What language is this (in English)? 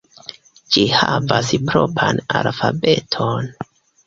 Esperanto